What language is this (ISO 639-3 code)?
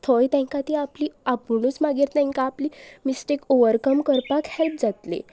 kok